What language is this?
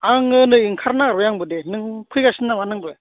Bodo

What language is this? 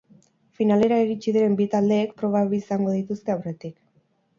Basque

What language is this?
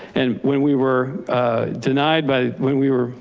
English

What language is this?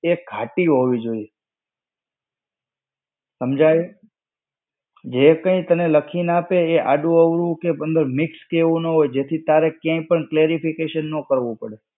Gujarati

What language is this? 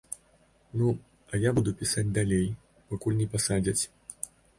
Belarusian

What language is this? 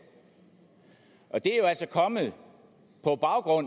Danish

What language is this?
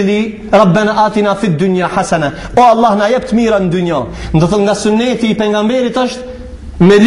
Arabic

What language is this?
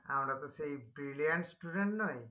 Bangla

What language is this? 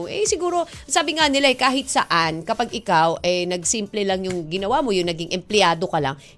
Filipino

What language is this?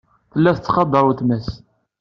Kabyle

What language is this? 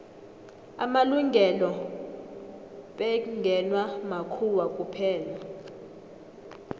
South Ndebele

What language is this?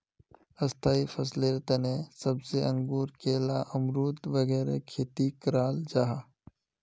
Magahi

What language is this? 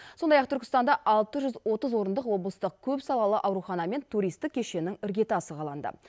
Kazakh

